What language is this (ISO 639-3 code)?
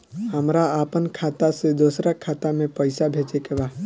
bho